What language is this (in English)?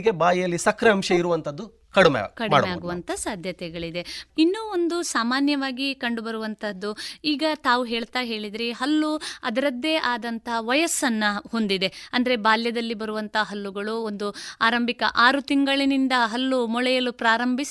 Kannada